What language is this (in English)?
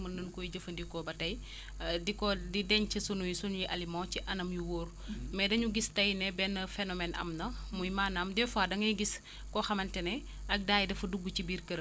Wolof